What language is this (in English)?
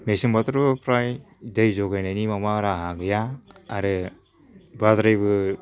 Bodo